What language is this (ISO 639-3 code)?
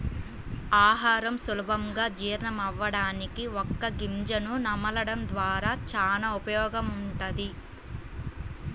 tel